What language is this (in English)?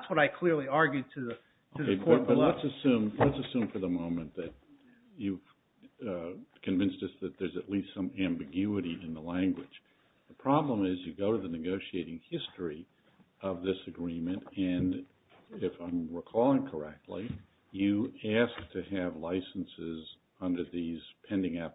English